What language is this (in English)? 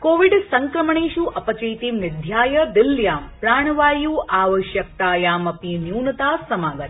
Sanskrit